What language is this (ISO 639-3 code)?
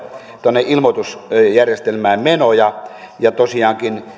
fin